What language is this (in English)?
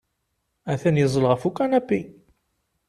Kabyle